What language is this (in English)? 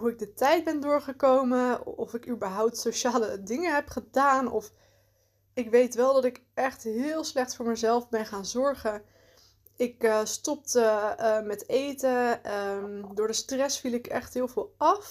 Dutch